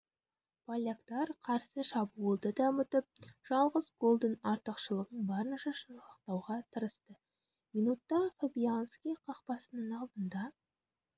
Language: Kazakh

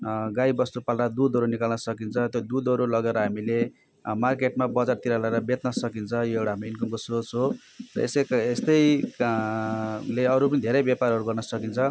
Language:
Nepali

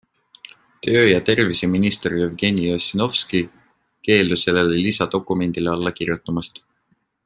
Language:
Estonian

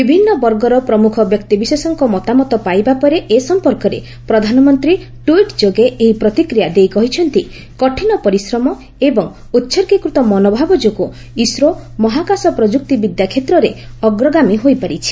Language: Odia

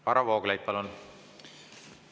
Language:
Estonian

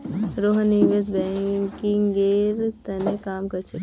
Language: Magahi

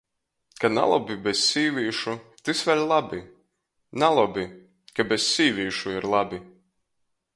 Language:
Latgalian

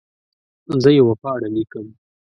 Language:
Pashto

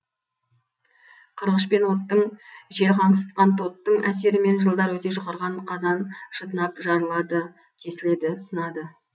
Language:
Kazakh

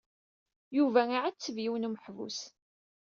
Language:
Kabyle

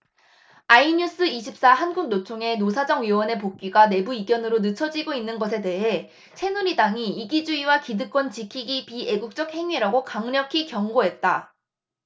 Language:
Korean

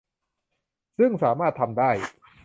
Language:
Thai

